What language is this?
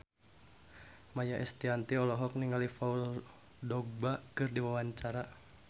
Sundanese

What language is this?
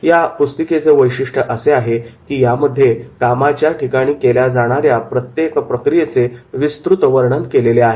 Marathi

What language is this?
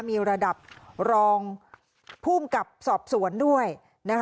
Thai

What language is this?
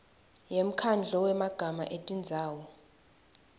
Swati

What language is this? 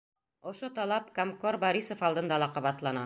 Bashkir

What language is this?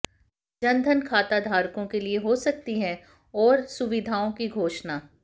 Hindi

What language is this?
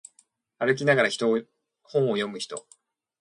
Japanese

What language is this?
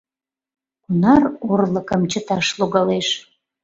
Mari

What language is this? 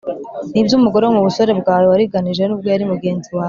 Kinyarwanda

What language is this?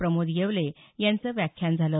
Marathi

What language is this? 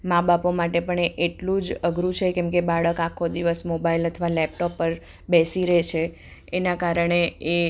Gujarati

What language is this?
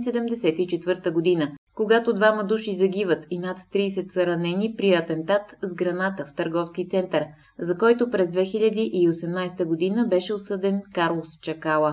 Bulgarian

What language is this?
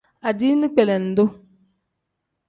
Tem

